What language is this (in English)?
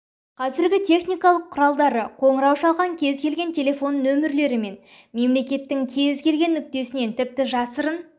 Kazakh